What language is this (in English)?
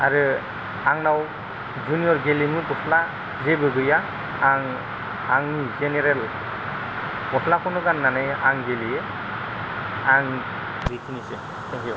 Bodo